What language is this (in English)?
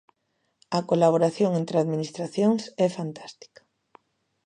Galician